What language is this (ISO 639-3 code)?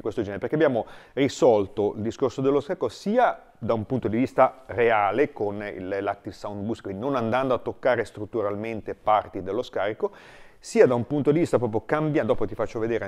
ita